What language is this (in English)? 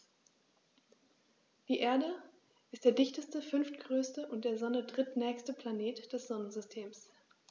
German